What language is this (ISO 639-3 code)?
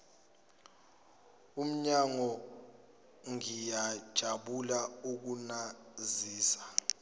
zul